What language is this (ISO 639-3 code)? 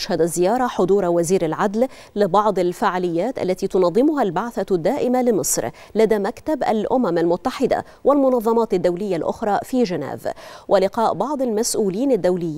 ara